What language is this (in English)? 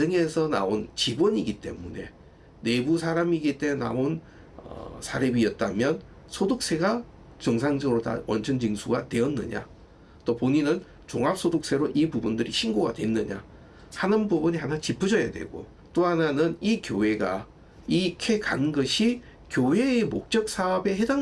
Korean